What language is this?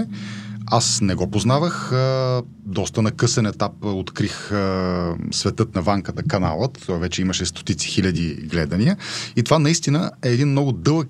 Bulgarian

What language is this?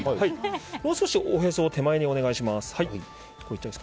Japanese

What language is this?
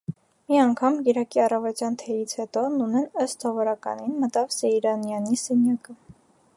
Armenian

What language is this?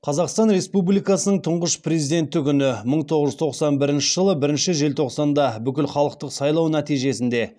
Kazakh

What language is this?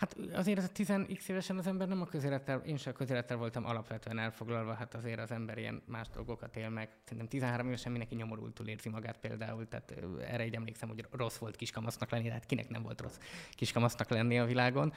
Hungarian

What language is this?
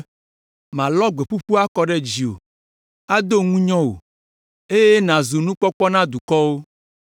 Ewe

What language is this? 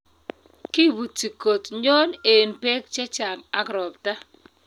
Kalenjin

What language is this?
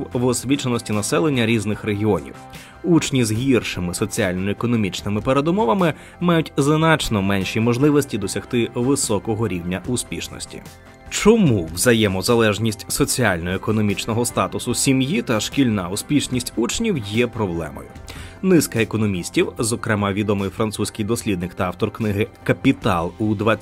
Ukrainian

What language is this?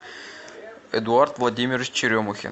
Russian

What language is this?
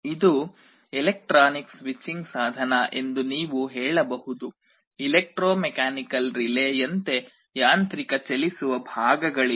Kannada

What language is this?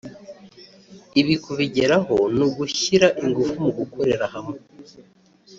Kinyarwanda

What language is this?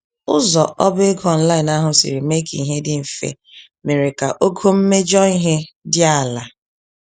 Igbo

